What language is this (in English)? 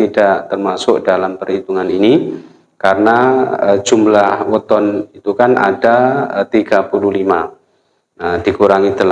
Indonesian